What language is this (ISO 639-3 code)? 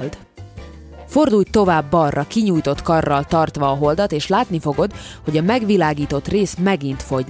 hun